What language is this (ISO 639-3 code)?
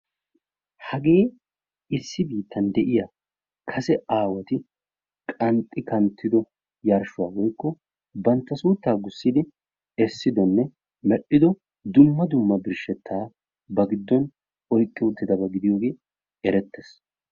wal